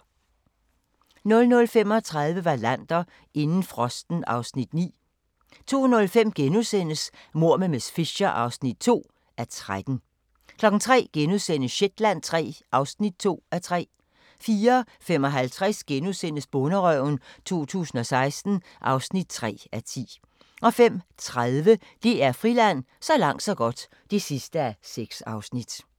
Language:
Danish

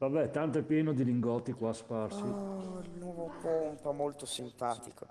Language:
Italian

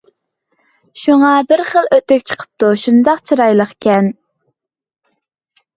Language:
Uyghur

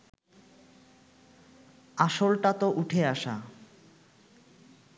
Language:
Bangla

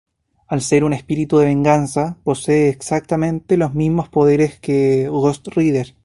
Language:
Spanish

